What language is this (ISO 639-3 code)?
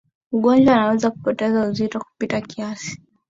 swa